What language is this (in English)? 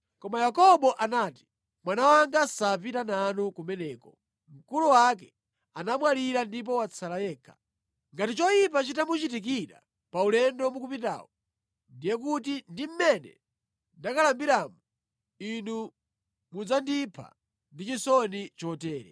Nyanja